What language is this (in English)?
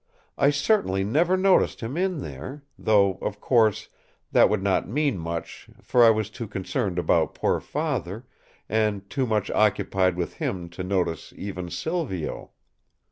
English